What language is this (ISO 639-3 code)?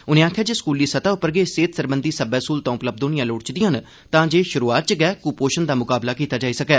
doi